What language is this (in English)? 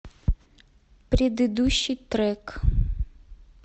Russian